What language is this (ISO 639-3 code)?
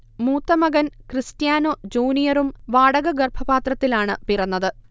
mal